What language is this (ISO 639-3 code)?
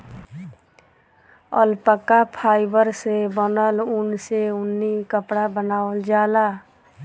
bho